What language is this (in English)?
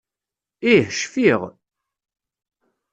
Kabyle